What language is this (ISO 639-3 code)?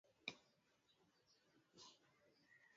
swa